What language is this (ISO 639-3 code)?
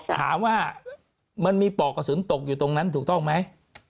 tha